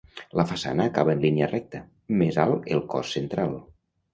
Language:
Catalan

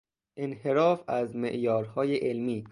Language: Persian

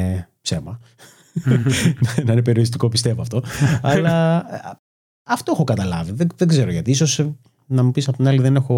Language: Greek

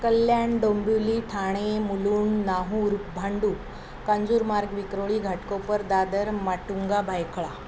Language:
Marathi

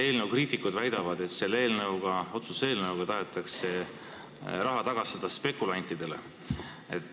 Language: Estonian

